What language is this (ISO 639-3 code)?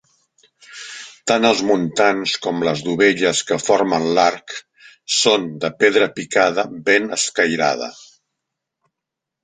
cat